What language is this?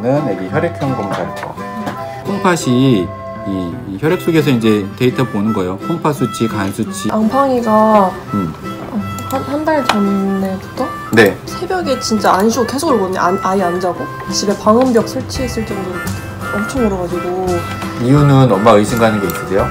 Korean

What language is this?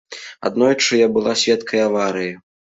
Belarusian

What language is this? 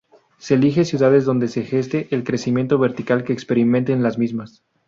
Spanish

